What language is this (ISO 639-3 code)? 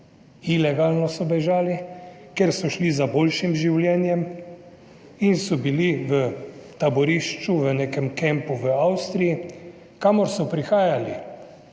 slv